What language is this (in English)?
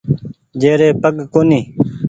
Goaria